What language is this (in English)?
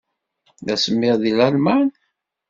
Kabyle